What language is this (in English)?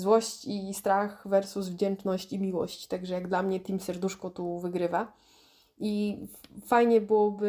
Polish